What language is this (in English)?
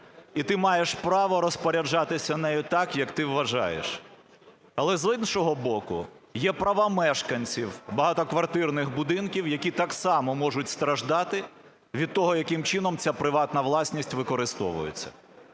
Ukrainian